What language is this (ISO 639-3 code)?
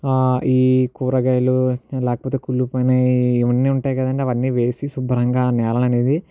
tel